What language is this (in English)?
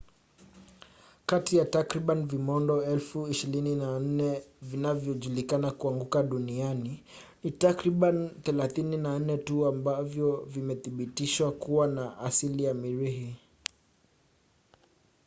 Swahili